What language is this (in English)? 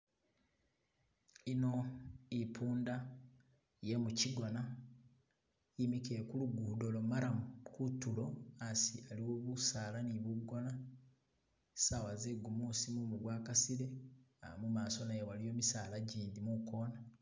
Masaaba